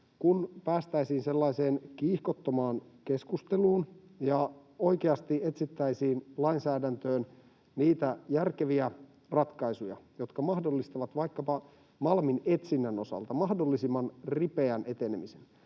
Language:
Finnish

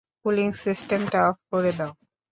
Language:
Bangla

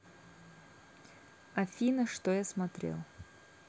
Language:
Russian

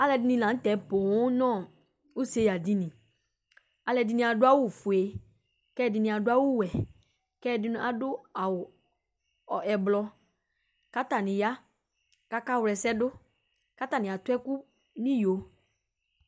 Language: Ikposo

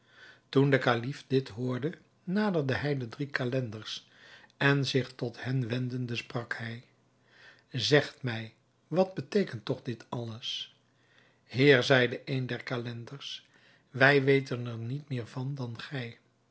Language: Dutch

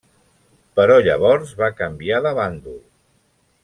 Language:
Catalan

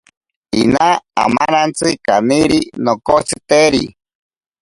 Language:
Ashéninka Perené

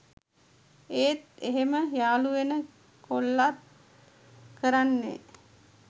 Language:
Sinhala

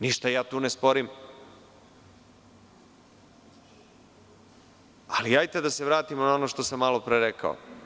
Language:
Serbian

